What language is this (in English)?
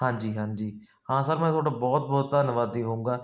Punjabi